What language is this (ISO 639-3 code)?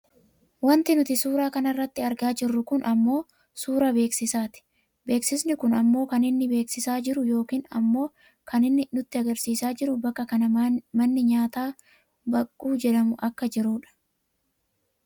orm